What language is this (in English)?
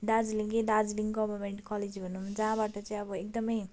Nepali